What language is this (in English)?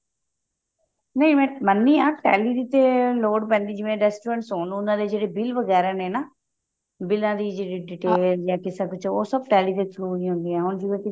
Punjabi